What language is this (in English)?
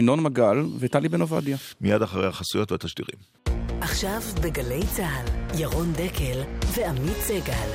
Hebrew